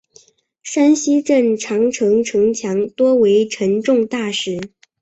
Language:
Chinese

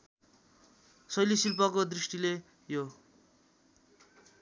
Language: Nepali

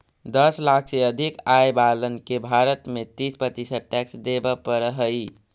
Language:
Magahi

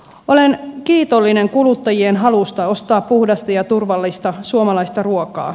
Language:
Finnish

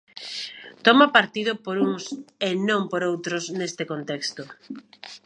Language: Galician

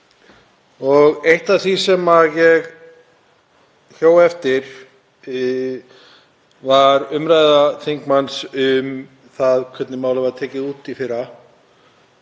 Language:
Icelandic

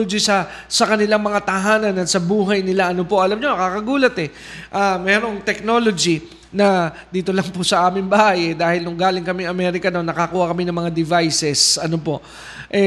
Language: Filipino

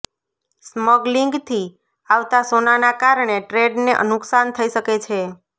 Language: Gujarati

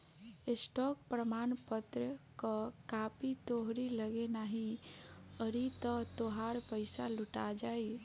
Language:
Bhojpuri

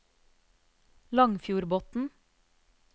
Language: Norwegian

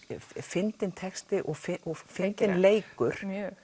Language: Icelandic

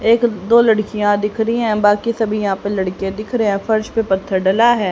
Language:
Hindi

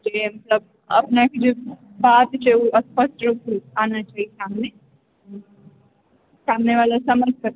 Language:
Maithili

